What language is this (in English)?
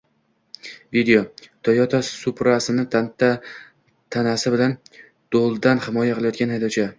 Uzbek